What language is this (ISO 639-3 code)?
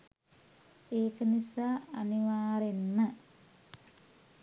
sin